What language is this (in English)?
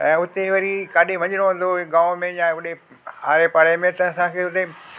Sindhi